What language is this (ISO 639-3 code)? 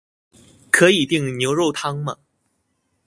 zho